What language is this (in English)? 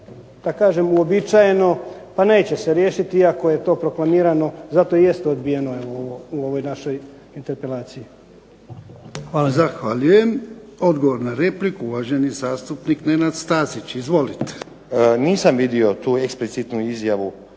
Croatian